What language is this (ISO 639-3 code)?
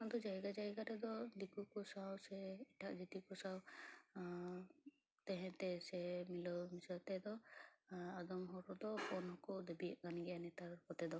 sat